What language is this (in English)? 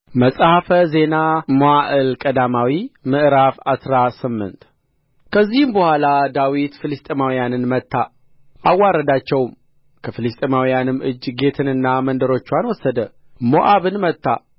Amharic